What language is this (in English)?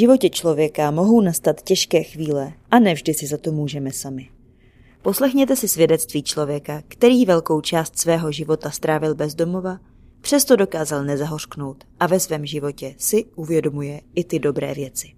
Czech